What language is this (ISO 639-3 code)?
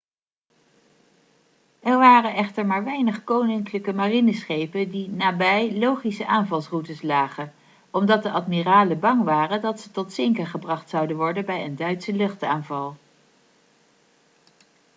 nld